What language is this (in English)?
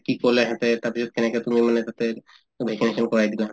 Assamese